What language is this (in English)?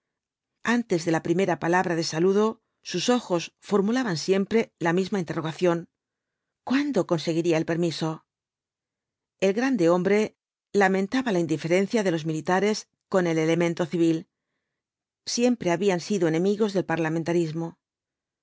Spanish